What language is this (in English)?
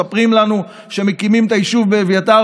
Hebrew